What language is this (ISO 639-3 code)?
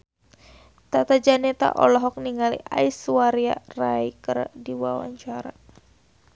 sun